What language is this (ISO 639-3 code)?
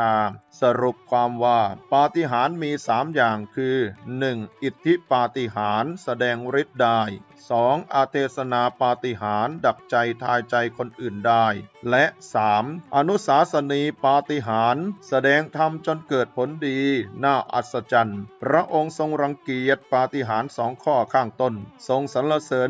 tha